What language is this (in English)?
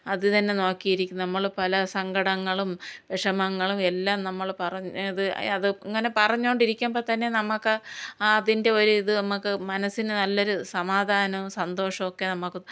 Malayalam